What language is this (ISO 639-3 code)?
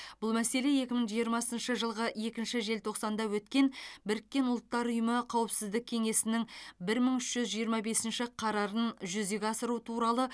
kaz